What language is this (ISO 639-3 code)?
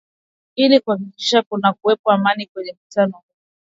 swa